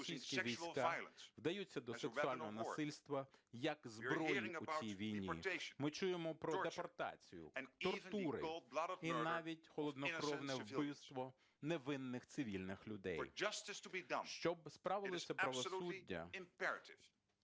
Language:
Ukrainian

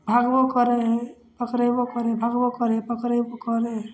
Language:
Maithili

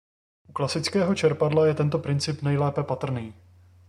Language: Czech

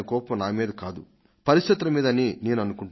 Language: Telugu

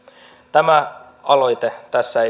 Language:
Finnish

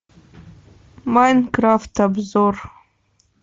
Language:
Russian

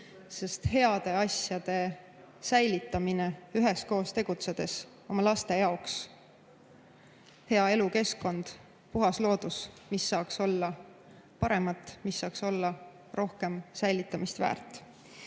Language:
Estonian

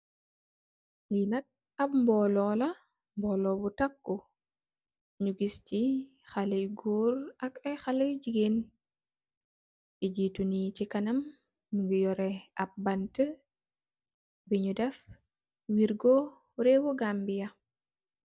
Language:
Wolof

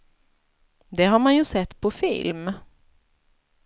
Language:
Swedish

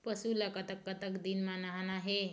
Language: Chhattisgarhi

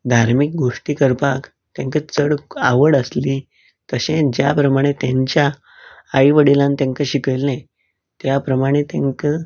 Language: Konkani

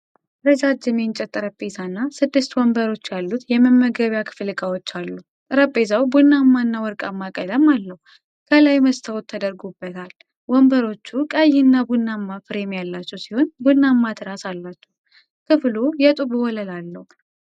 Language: Amharic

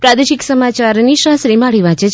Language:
Gujarati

